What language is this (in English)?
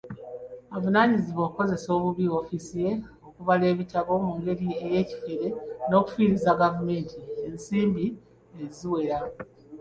Ganda